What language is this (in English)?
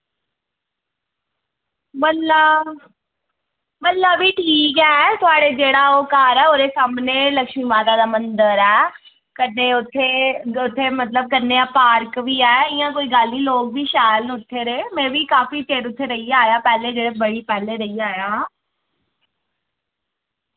Dogri